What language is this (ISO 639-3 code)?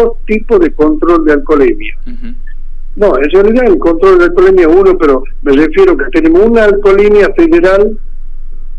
spa